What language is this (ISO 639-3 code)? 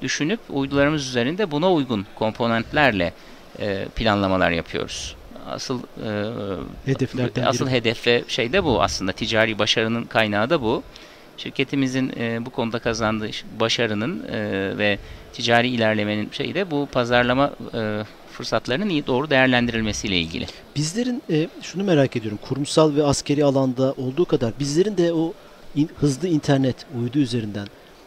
tur